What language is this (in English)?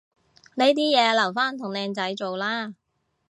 Cantonese